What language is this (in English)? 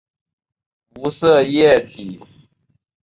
Chinese